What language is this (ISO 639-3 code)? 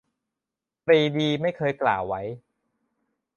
tha